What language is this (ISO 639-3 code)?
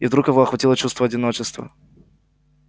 rus